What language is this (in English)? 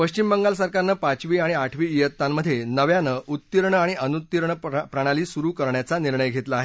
Marathi